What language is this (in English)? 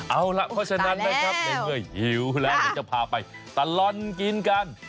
Thai